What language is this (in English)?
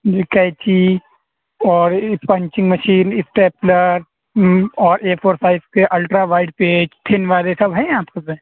Urdu